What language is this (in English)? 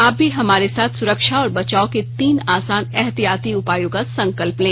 Hindi